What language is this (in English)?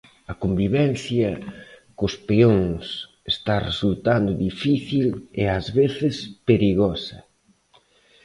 Galician